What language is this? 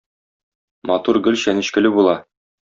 Tatar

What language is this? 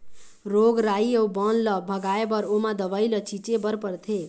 Chhattisgarhi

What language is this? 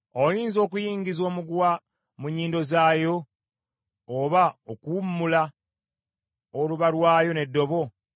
Ganda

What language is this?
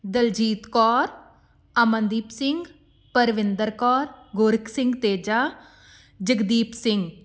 Punjabi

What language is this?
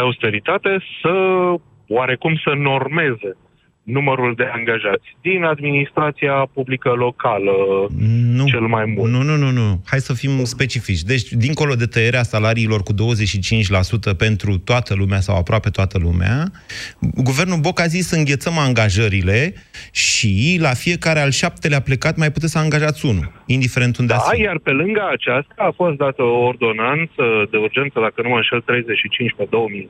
Romanian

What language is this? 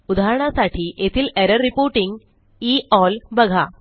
Marathi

